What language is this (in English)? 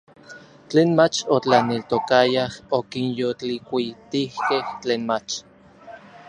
Orizaba Nahuatl